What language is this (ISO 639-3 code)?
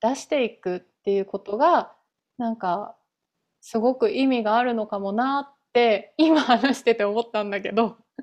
jpn